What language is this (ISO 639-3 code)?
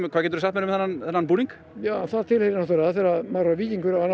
isl